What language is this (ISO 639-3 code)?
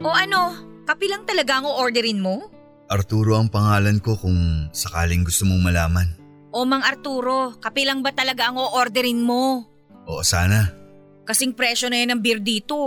fil